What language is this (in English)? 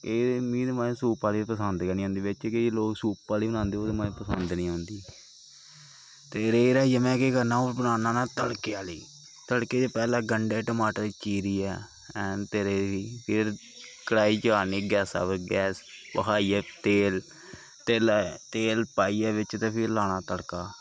Dogri